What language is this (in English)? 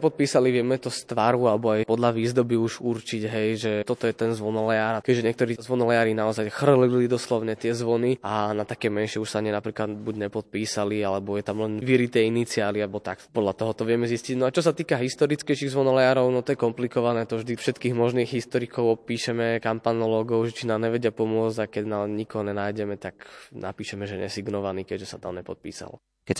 Slovak